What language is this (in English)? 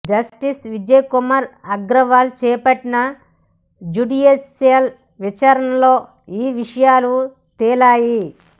Telugu